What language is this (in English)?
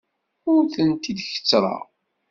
Kabyle